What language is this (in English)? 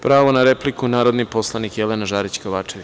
Serbian